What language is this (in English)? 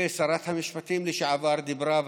Hebrew